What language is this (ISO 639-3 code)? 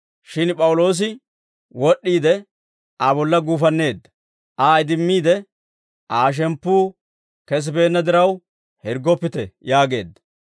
dwr